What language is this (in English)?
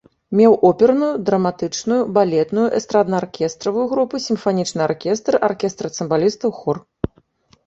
Belarusian